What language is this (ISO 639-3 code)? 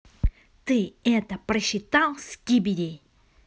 rus